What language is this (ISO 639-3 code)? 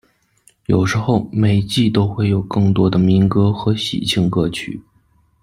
zho